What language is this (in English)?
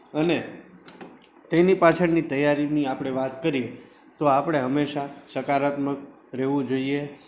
Gujarati